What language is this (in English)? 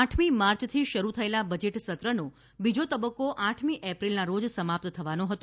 Gujarati